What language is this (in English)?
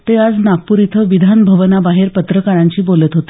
Marathi